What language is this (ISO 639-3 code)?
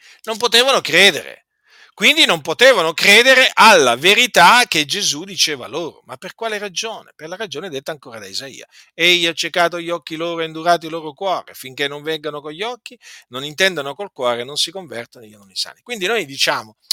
ita